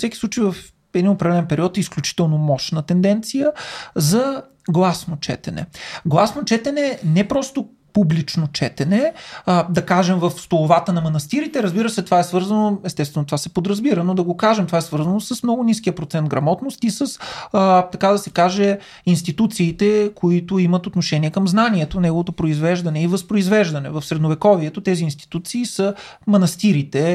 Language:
Bulgarian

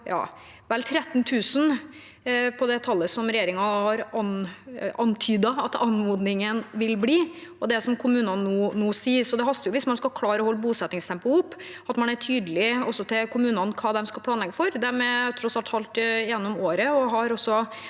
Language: Norwegian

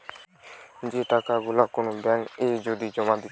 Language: Bangla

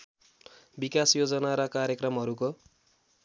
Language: Nepali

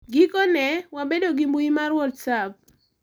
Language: Luo (Kenya and Tanzania)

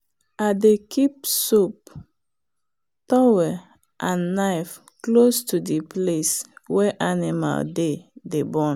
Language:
Nigerian Pidgin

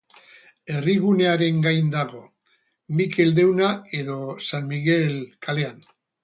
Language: Basque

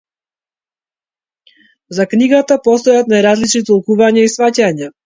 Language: Macedonian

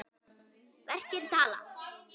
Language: Icelandic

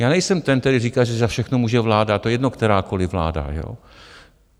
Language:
Czech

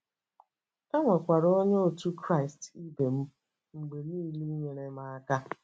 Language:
Igbo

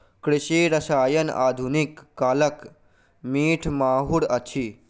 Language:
Maithili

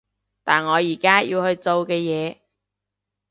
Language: Cantonese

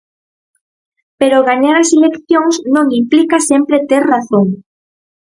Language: Galician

